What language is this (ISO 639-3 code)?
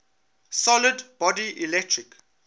eng